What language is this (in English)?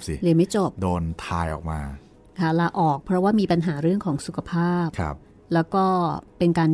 Thai